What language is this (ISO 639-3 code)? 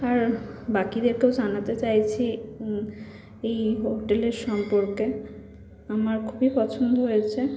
ben